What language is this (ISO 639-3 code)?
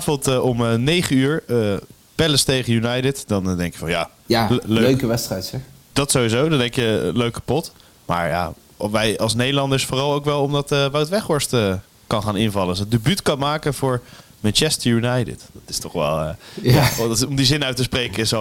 nld